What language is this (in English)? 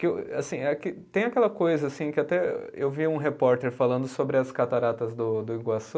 Portuguese